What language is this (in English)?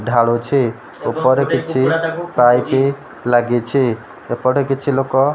Odia